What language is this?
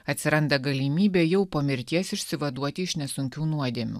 Lithuanian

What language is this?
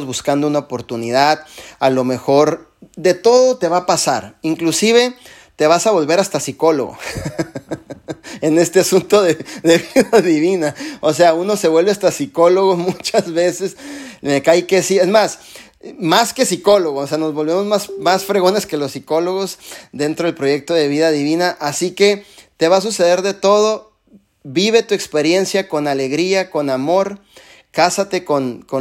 Spanish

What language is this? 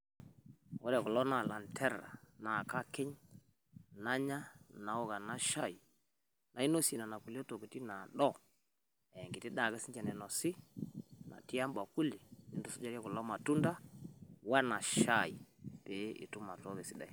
Masai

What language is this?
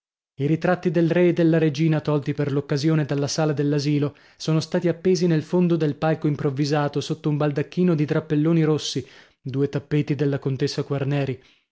Italian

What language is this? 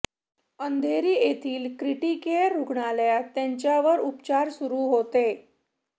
Marathi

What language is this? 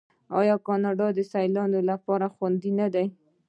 Pashto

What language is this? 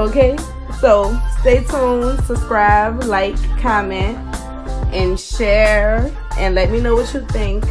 English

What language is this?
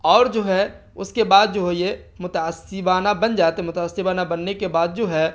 Urdu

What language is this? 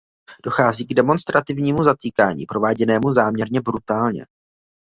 Czech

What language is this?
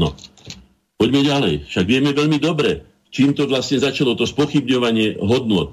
Slovak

